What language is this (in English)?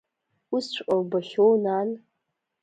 Abkhazian